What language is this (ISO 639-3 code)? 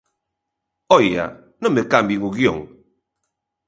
glg